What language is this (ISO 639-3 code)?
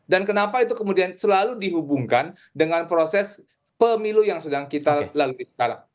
ind